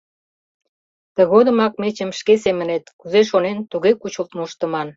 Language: Mari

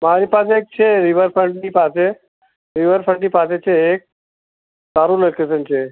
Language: Gujarati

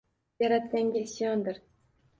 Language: Uzbek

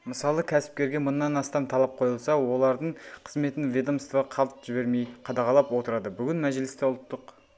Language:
Kazakh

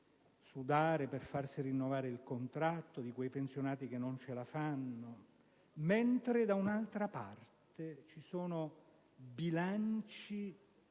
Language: Italian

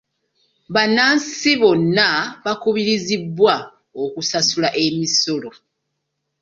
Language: Ganda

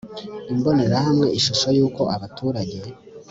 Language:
Kinyarwanda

